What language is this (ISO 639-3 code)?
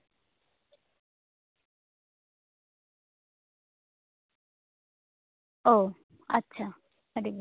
sat